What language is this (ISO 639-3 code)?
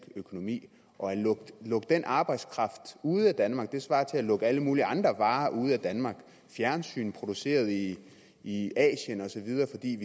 dan